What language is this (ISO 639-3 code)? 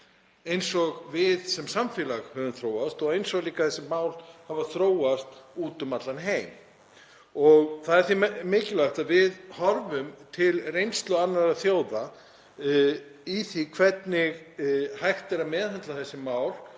isl